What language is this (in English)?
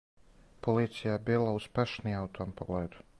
Serbian